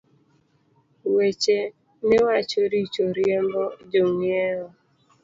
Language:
Luo (Kenya and Tanzania)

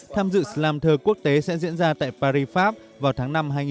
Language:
Vietnamese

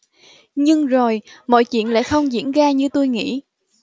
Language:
Vietnamese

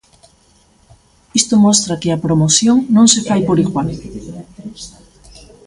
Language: Galician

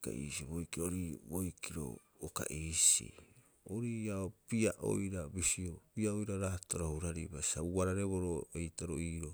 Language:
Rapoisi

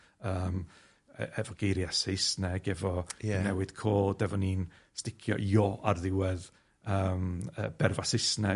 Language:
Welsh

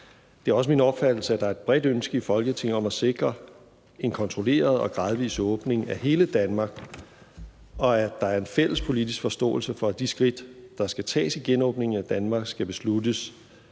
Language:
Danish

